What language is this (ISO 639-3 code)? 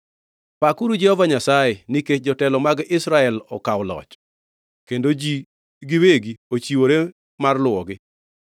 luo